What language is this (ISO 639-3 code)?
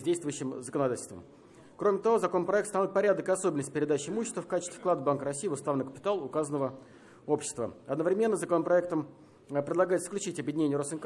rus